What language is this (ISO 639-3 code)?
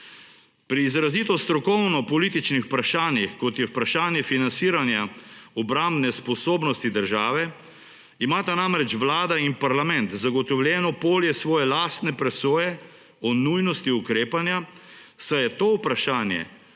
slv